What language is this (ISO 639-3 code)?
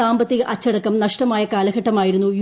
mal